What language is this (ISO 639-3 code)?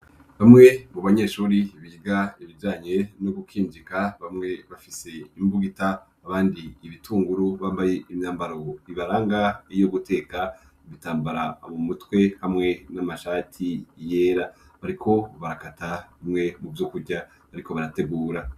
run